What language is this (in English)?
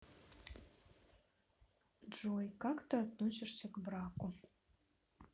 Russian